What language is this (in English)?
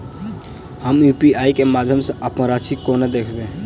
Maithili